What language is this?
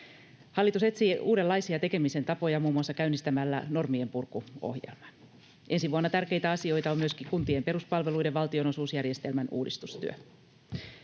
Finnish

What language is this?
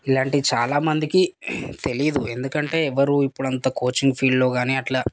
Telugu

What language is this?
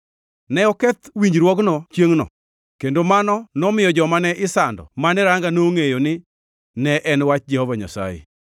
Luo (Kenya and Tanzania)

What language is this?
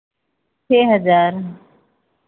Hindi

